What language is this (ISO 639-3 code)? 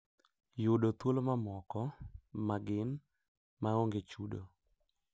luo